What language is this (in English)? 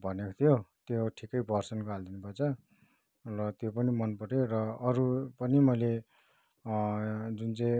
Nepali